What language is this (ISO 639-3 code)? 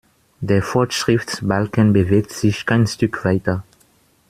deu